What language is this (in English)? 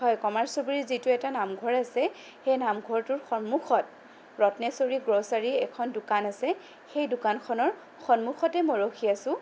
Assamese